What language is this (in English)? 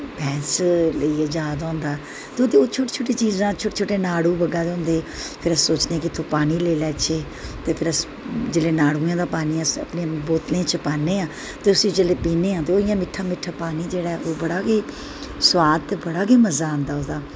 Dogri